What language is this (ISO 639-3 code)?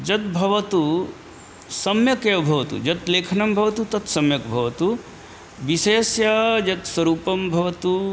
san